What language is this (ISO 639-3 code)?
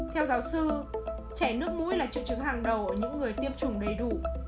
vie